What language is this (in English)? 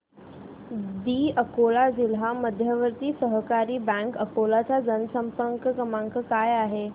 Marathi